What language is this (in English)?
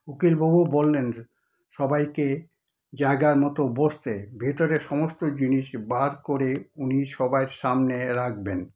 Bangla